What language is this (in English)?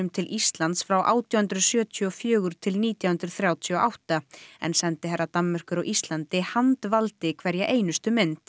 Icelandic